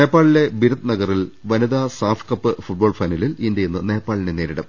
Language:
Malayalam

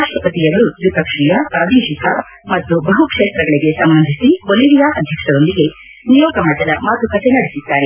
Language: Kannada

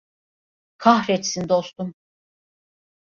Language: Turkish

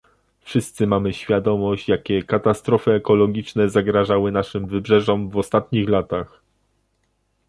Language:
Polish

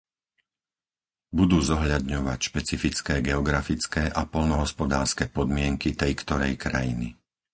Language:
Slovak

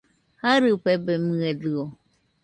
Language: Nüpode Huitoto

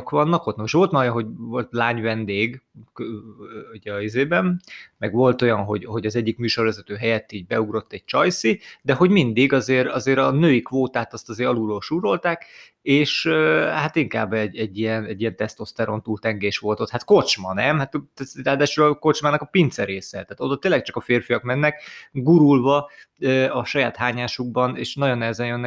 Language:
Hungarian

